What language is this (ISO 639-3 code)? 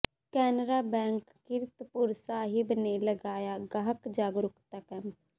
pan